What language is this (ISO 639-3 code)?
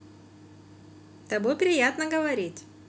rus